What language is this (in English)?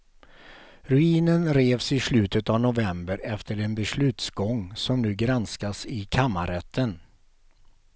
Swedish